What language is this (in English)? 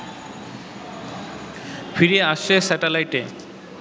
Bangla